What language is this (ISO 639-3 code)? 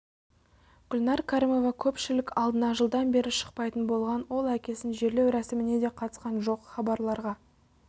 kaz